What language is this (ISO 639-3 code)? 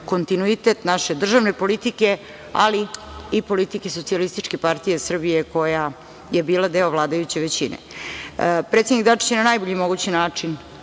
srp